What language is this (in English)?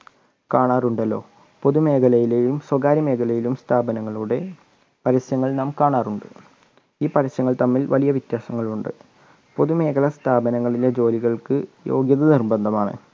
Malayalam